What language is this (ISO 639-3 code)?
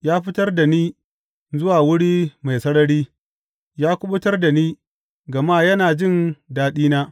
hau